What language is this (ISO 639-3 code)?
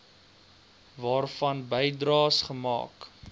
afr